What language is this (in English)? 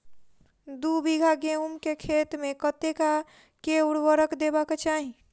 Maithili